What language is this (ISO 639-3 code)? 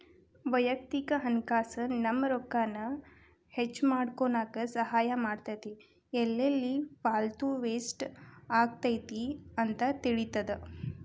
kan